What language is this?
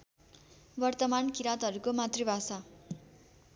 Nepali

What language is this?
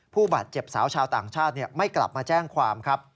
Thai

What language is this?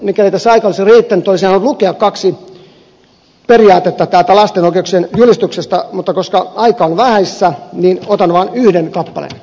Finnish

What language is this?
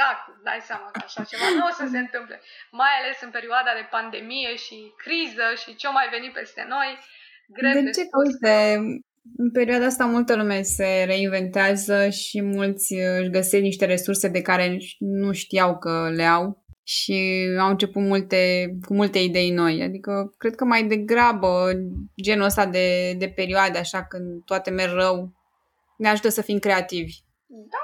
Romanian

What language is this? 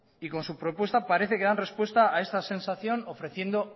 Spanish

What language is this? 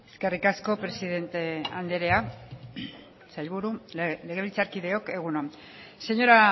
Basque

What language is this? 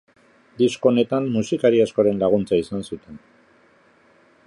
Basque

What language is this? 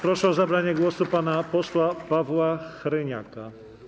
Polish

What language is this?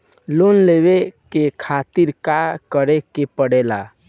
Bhojpuri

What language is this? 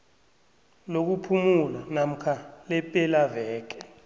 South Ndebele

